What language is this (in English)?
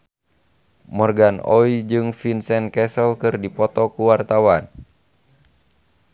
Sundanese